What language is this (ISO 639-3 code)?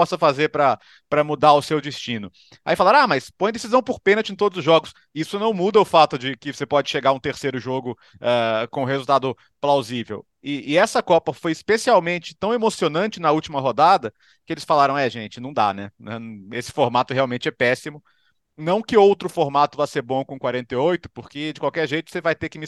por